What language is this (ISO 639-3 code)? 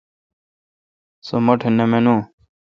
xka